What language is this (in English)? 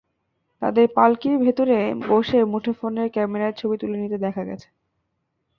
Bangla